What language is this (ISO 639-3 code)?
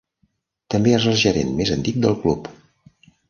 cat